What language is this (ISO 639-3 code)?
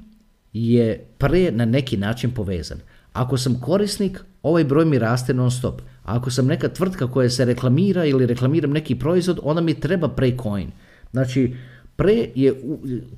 hrv